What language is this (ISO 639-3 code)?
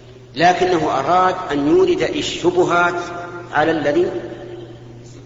ara